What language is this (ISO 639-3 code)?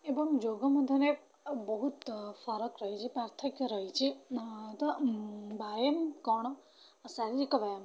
ori